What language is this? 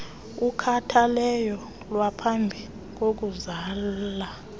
Xhosa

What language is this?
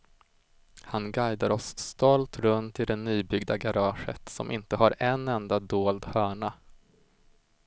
Swedish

